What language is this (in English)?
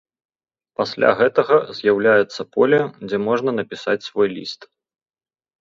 Belarusian